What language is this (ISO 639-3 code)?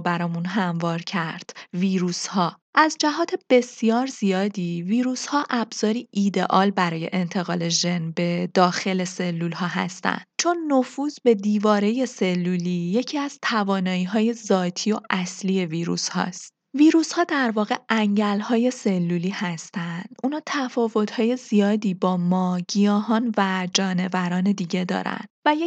fas